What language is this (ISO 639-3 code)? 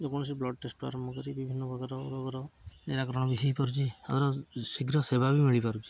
ori